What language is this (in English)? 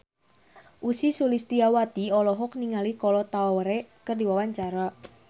Sundanese